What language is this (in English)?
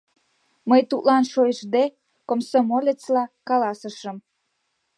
Mari